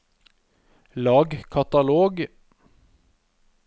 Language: Norwegian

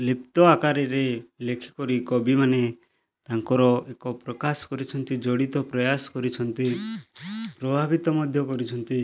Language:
Odia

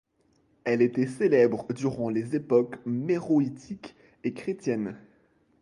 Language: French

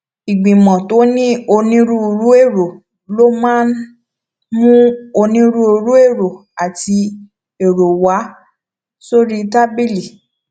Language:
Yoruba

